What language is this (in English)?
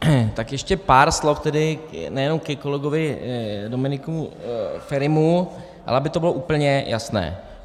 Czech